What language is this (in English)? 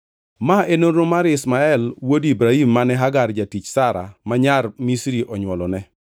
Luo (Kenya and Tanzania)